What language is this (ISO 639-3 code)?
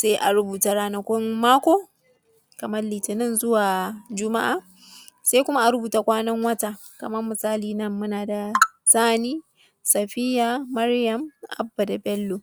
hau